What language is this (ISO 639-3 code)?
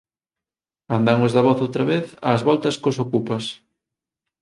glg